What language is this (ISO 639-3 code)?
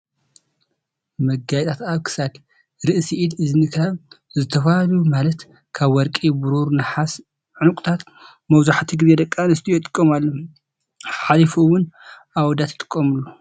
tir